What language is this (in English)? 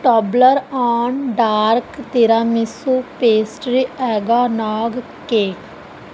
Punjabi